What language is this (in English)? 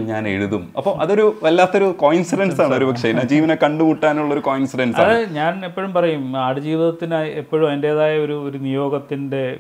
Malayalam